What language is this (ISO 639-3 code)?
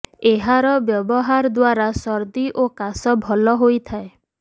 ori